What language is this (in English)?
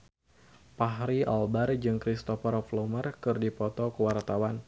Sundanese